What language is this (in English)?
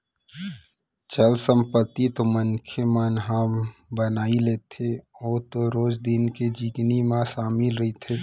Chhattisgarhi